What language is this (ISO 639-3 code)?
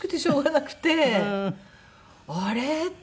jpn